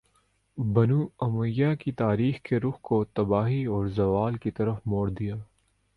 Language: Urdu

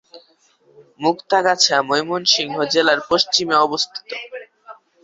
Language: Bangla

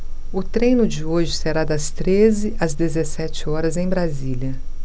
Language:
Portuguese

